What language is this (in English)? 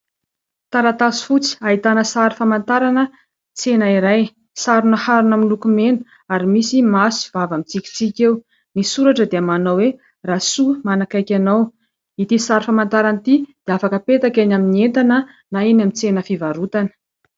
Malagasy